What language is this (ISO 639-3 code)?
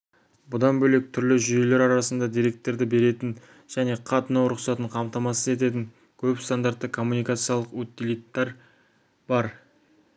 kaz